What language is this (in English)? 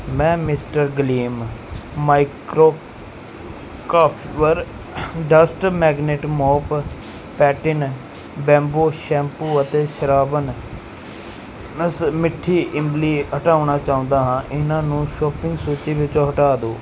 Punjabi